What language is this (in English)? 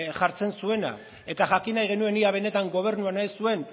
Basque